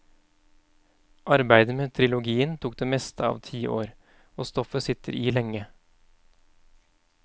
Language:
Norwegian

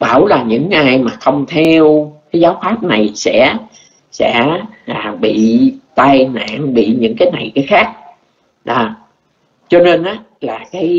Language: Vietnamese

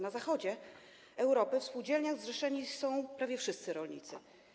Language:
Polish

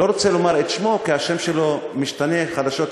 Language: Hebrew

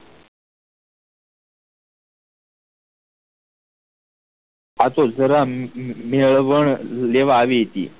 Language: Gujarati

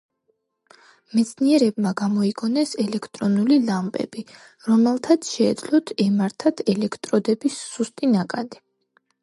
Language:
Georgian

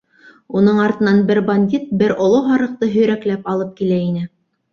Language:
Bashkir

